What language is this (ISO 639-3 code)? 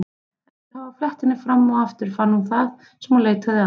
isl